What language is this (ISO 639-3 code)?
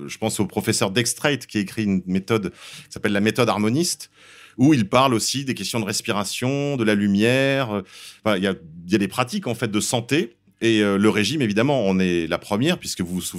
fra